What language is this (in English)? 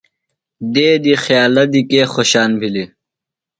Phalura